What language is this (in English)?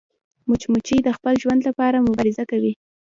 Pashto